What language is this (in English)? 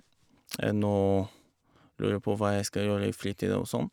Norwegian